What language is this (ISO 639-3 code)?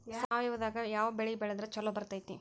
kan